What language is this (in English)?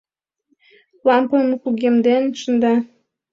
Mari